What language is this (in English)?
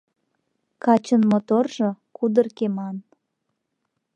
Mari